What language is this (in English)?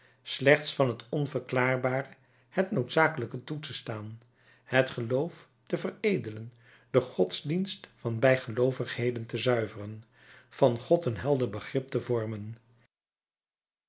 Dutch